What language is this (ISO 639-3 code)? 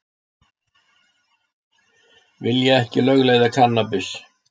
isl